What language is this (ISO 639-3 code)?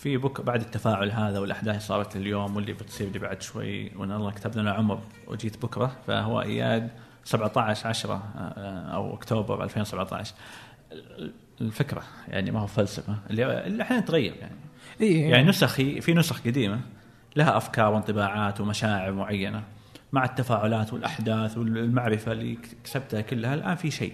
ara